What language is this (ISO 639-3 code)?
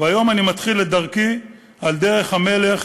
heb